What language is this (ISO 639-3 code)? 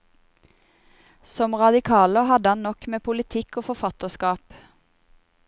nor